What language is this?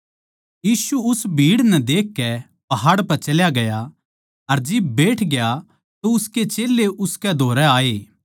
Haryanvi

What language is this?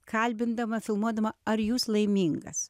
Lithuanian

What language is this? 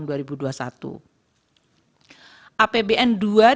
Indonesian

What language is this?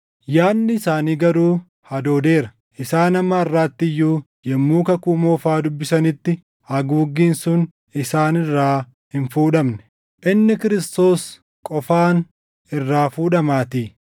Oromo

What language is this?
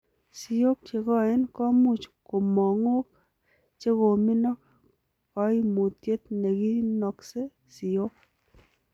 Kalenjin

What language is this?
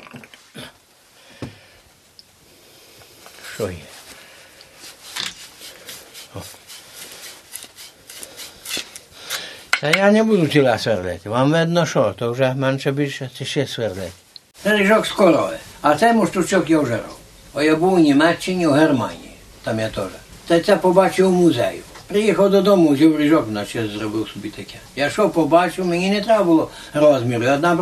Ukrainian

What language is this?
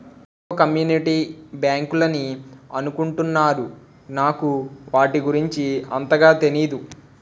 Telugu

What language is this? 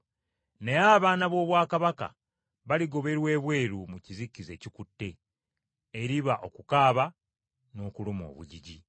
Ganda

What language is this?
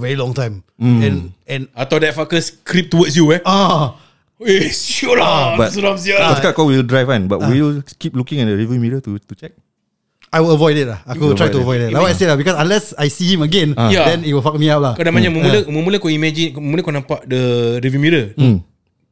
Malay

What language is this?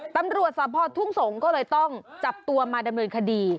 Thai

